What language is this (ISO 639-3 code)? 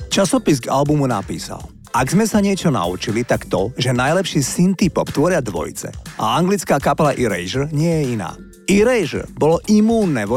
slk